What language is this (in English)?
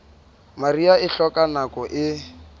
Southern Sotho